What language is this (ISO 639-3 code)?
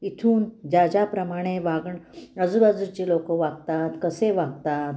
mar